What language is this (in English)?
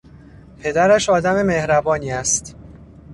Persian